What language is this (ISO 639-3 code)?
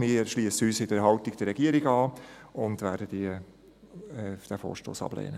gsw